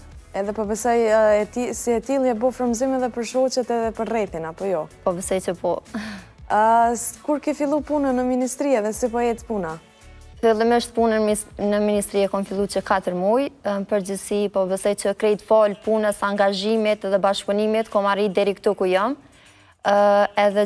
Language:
Romanian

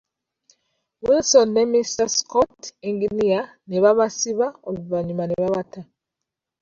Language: Ganda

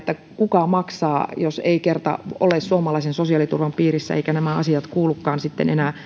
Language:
Finnish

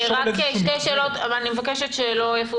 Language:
Hebrew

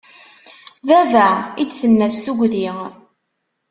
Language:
Kabyle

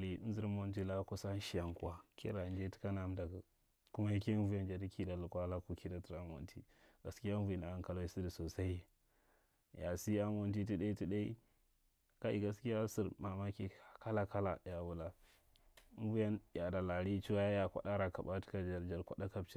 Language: Marghi Central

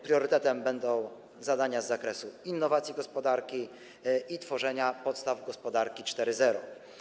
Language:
Polish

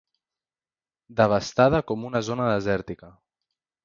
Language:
Catalan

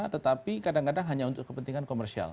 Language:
Indonesian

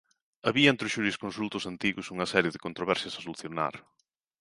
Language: Galician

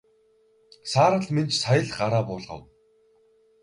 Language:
Mongolian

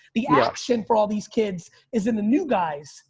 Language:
English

